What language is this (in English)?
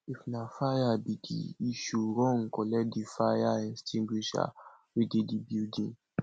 Nigerian Pidgin